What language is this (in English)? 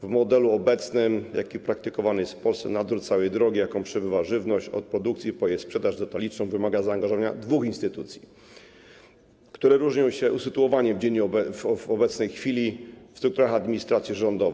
Polish